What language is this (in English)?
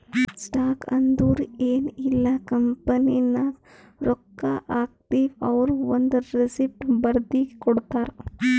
Kannada